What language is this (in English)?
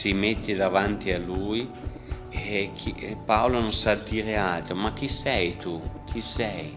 Italian